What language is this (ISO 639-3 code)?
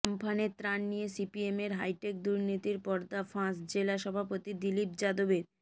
ben